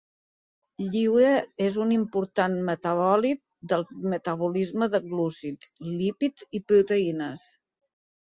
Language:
Catalan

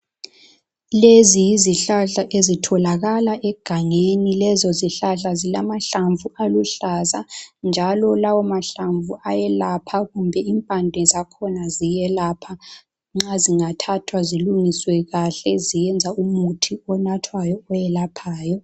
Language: North Ndebele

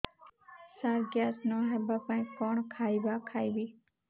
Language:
Odia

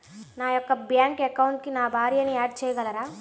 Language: Telugu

